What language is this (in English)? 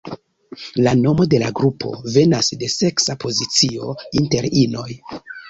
Esperanto